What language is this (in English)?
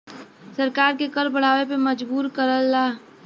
Bhojpuri